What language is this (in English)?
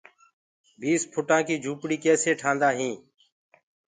Gurgula